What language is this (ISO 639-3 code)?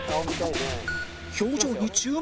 jpn